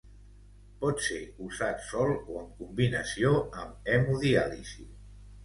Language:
Catalan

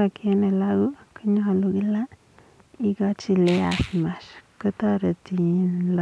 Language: Kalenjin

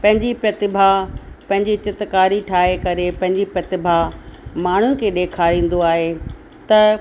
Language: Sindhi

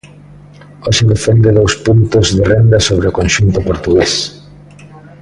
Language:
Galician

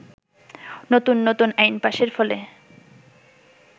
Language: Bangla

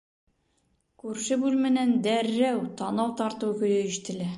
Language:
Bashkir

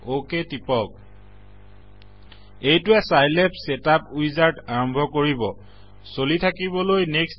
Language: Assamese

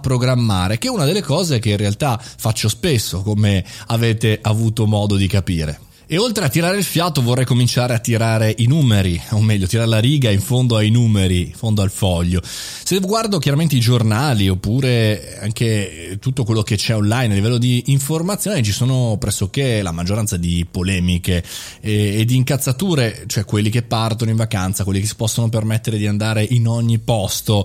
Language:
Italian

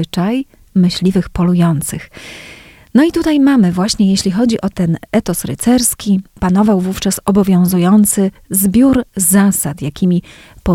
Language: Polish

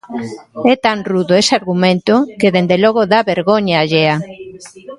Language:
Galician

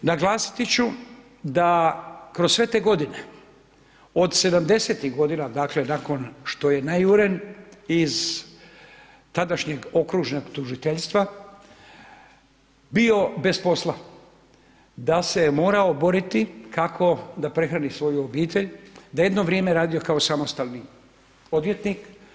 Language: Croatian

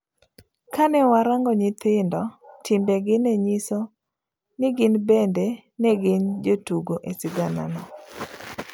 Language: Luo (Kenya and Tanzania)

